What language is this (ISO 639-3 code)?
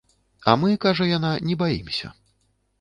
bel